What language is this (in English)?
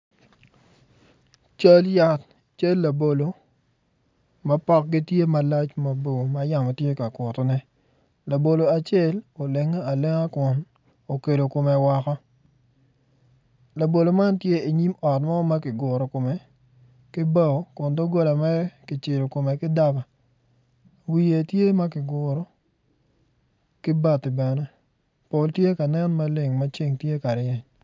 Acoli